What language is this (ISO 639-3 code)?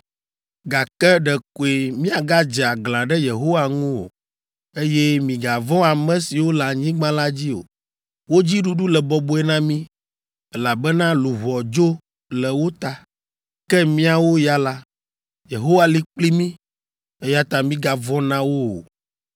ewe